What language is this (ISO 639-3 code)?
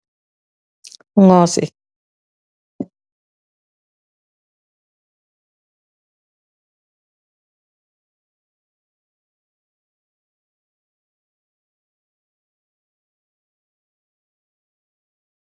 wol